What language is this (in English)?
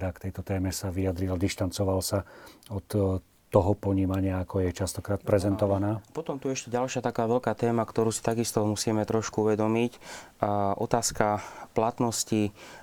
Slovak